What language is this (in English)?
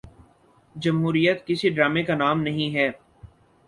Urdu